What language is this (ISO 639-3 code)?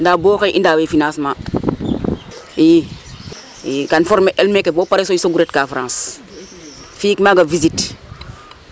srr